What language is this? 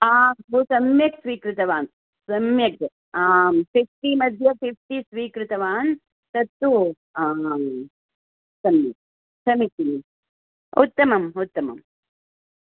Sanskrit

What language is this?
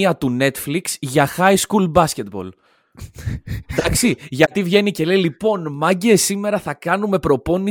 Greek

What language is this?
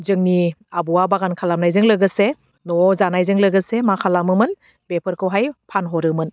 Bodo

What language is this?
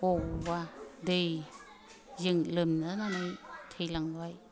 Bodo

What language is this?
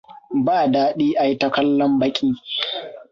Hausa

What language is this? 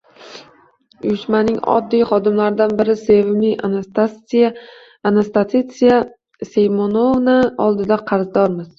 Uzbek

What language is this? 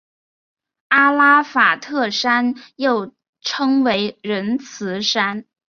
Chinese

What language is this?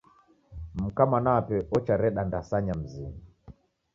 Taita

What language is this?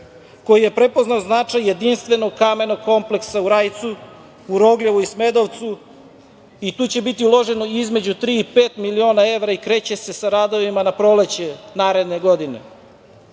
Serbian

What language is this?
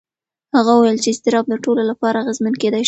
Pashto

